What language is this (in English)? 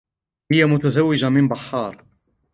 Arabic